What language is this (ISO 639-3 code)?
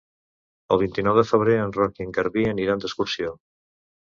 cat